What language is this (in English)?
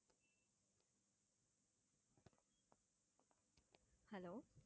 Tamil